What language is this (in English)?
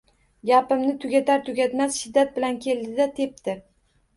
Uzbek